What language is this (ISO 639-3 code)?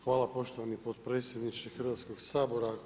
hrv